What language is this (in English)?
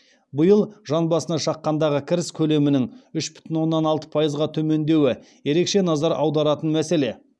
Kazakh